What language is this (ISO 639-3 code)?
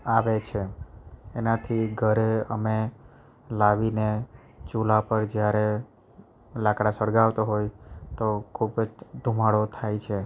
guj